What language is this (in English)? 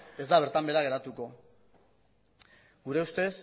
Basque